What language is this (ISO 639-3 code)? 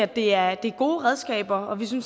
dan